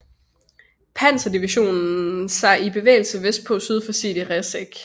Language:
Danish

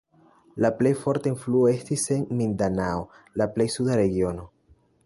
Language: Esperanto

